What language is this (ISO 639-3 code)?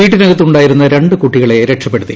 mal